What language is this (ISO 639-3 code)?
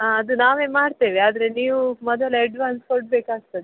kan